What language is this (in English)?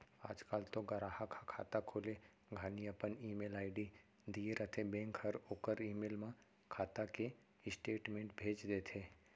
Chhattisgarhi